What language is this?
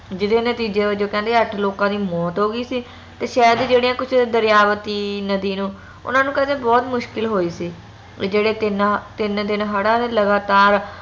Punjabi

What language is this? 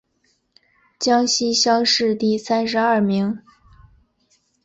Chinese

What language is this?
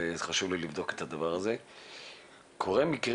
Hebrew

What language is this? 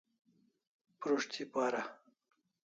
Kalasha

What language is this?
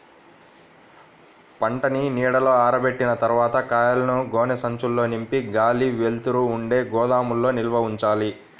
Telugu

